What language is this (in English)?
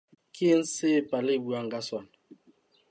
Southern Sotho